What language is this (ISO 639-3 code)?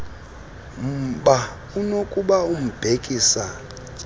xho